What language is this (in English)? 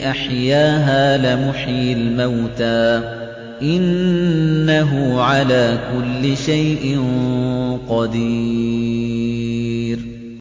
Arabic